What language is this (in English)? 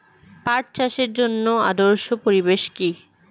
Bangla